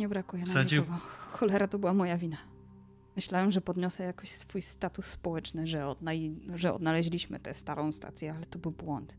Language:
Polish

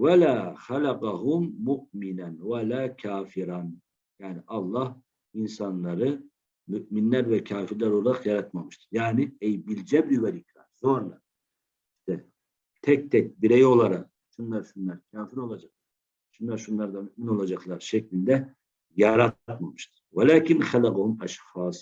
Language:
Turkish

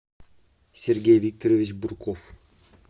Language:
Russian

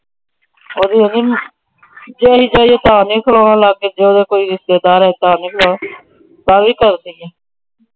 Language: Punjabi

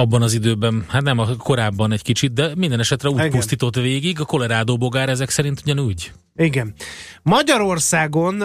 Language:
Hungarian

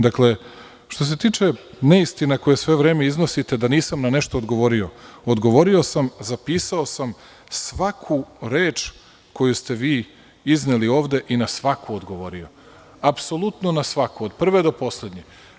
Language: Serbian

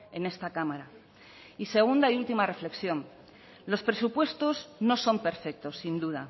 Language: Spanish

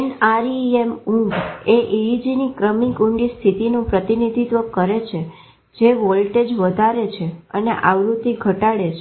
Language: Gujarati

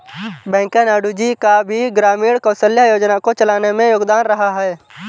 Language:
Hindi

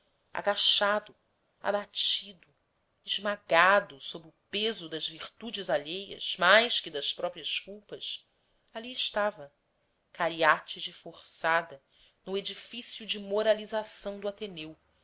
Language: Portuguese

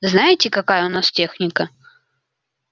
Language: Russian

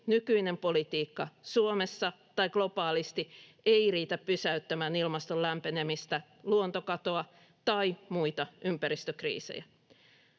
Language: Finnish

